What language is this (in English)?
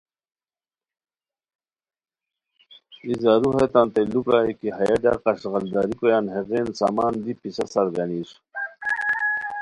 Khowar